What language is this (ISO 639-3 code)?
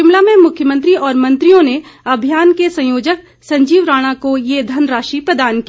hin